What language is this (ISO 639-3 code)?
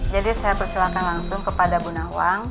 ind